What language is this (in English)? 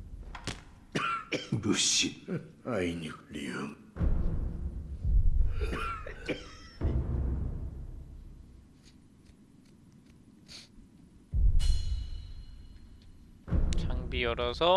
Korean